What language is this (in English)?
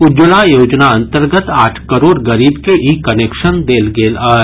Maithili